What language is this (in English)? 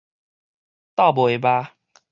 Min Nan Chinese